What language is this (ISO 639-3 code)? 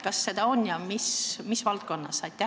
est